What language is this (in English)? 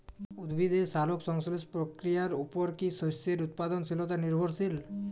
Bangla